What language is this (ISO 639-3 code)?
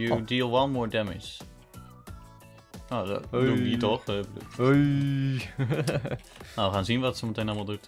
nld